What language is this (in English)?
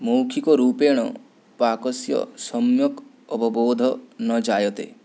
Sanskrit